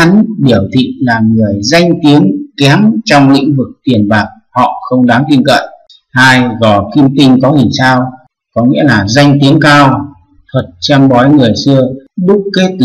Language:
Vietnamese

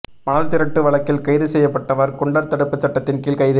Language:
Tamil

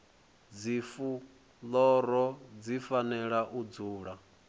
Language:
Venda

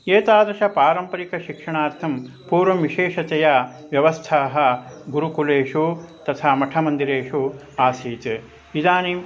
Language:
Sanskrit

